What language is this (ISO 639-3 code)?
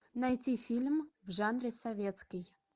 rus